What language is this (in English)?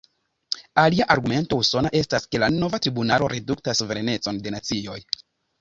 Esperanto